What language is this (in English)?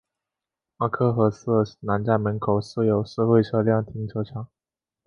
Chinese